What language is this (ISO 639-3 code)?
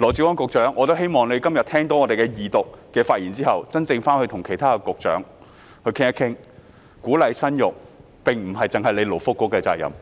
yue